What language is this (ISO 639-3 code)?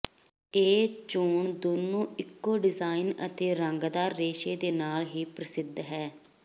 pan